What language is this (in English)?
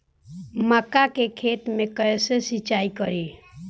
Bhojpuri